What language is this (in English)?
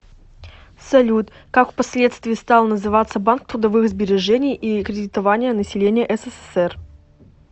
Russian